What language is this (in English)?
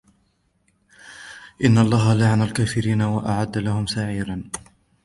Arabic